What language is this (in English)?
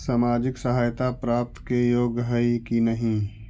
Magahi